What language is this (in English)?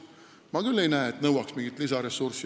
Estonian